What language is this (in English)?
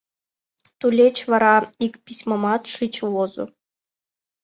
Mari